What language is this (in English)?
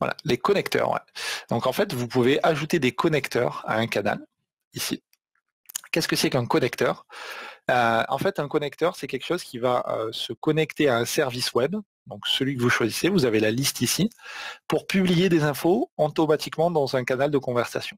French